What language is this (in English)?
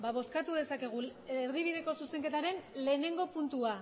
Basque